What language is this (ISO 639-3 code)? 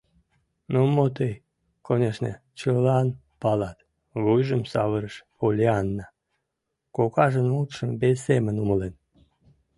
chm